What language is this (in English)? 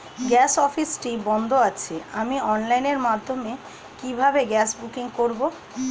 Bangla